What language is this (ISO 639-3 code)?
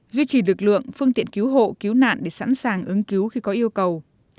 vie